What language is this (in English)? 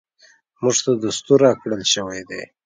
Pashto